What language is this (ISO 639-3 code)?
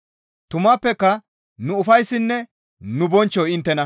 gmv